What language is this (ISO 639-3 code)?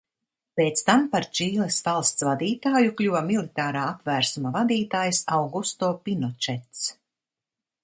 lav